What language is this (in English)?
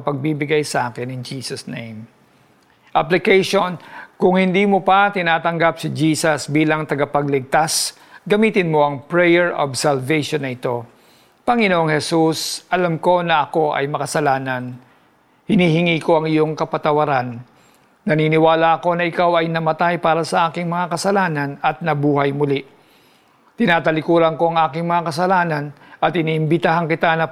Filipino